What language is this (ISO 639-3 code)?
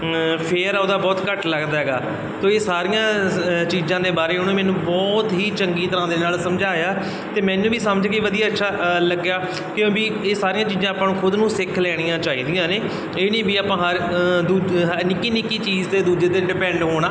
pan